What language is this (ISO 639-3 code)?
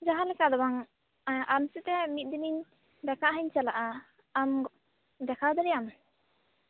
sat